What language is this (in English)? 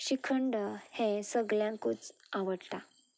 Konkani